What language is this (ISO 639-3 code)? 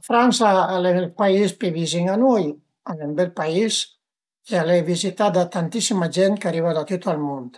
pms